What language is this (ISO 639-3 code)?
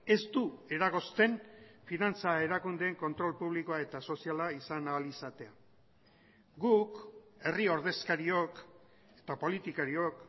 eus